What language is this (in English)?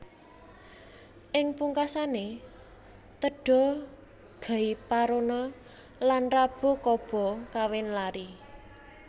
Javanese